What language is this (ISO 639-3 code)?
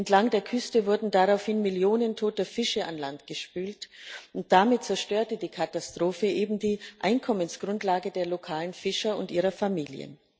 deu